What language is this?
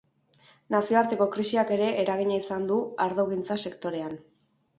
Basque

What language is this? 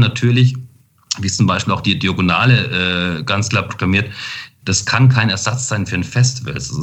German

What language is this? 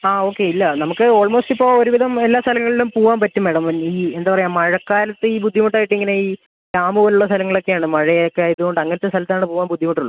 Malayalam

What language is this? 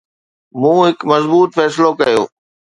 Sindhi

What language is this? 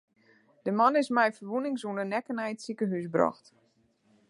Western Frisian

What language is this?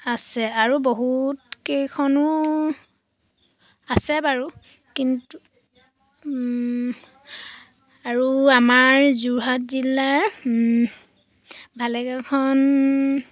Assamese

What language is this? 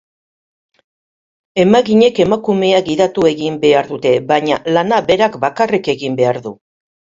Basque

